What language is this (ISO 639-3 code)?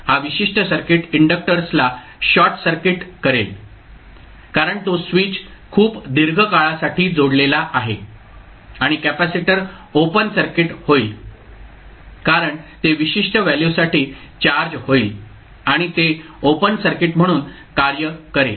mar